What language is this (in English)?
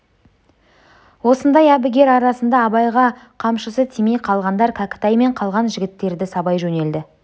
Kazakh